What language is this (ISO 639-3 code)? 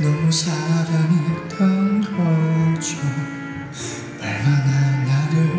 kor